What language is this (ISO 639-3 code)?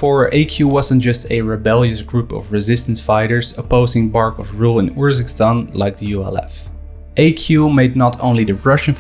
eng